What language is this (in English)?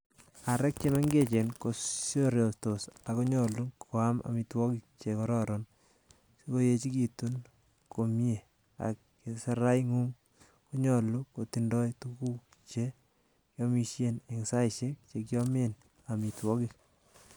Kalenjin